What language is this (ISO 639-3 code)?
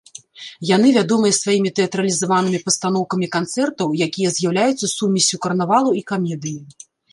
bel